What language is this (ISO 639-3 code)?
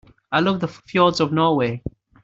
eng